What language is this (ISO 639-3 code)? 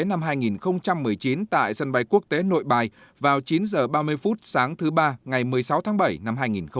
vie